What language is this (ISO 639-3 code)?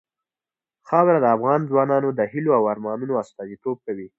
pus